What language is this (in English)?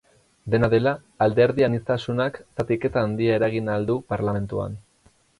Basque